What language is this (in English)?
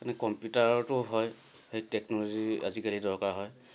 Assamese